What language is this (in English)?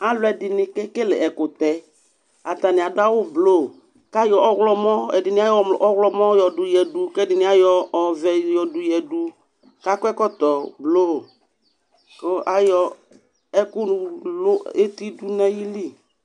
Ikposo